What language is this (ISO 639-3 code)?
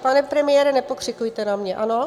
ces